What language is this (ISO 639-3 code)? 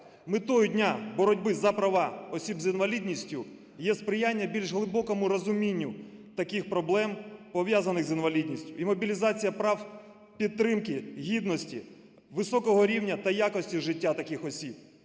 ukr